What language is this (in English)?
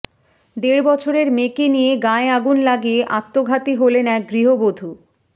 Bangla